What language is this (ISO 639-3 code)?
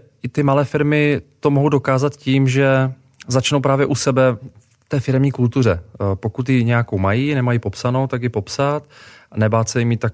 ces